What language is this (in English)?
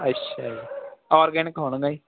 Punjabi